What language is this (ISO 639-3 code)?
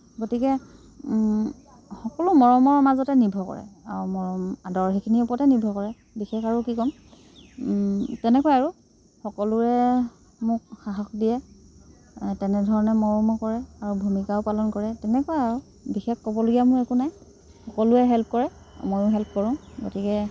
asm